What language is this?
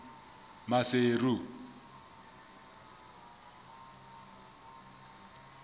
Southern Sotho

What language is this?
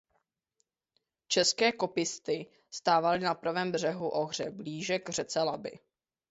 Czech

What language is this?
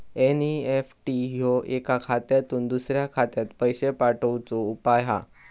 Marathi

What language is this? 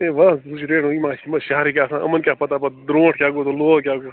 Kashmiri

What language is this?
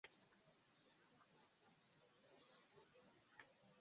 Esperanto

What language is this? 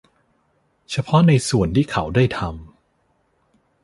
Thai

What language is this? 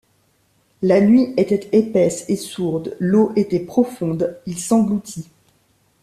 French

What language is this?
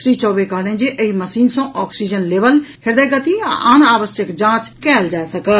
Maithili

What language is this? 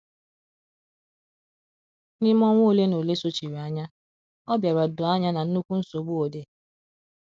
Igbo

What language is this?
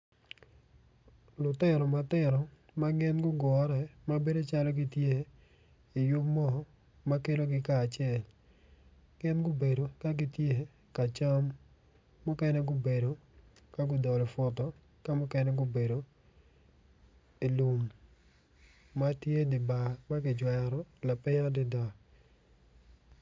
Acoli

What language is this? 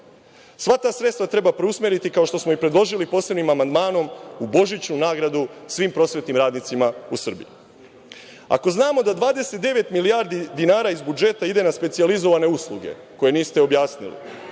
Serbian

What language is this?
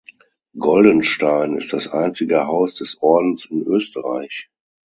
German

